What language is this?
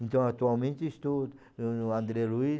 Portuguese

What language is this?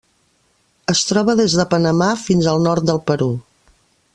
Catalan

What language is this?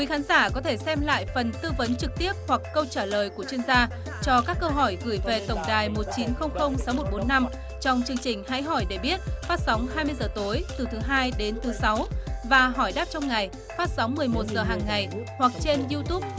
Vietnamese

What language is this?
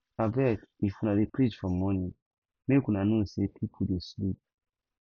Nigerian Pidgin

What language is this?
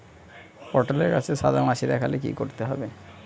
Bangla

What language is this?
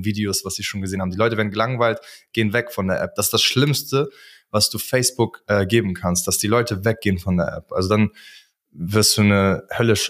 German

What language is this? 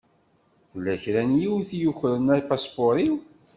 Kabyle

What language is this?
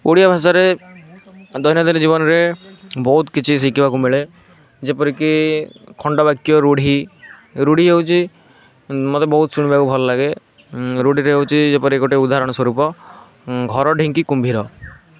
Odia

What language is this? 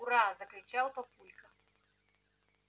Russian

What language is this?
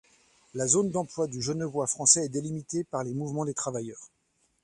French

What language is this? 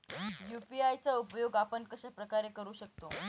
Marathi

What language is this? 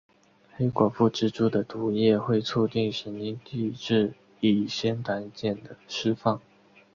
Chinese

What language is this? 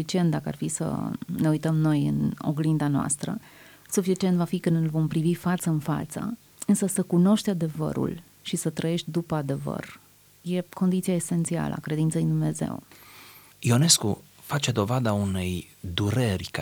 Romanian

